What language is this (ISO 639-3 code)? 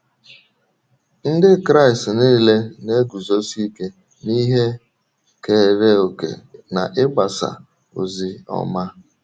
ibo